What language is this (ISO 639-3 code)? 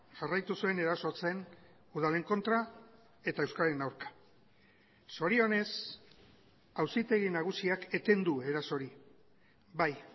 eus